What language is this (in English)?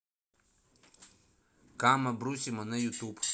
Russian